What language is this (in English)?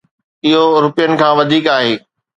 Sindhi